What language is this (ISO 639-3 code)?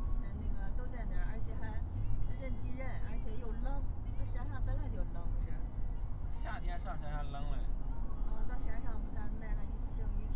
zho